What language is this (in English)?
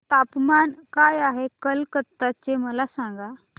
Marathi